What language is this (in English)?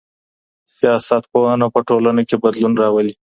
Pashto